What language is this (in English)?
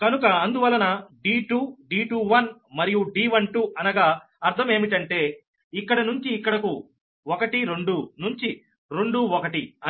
Telugu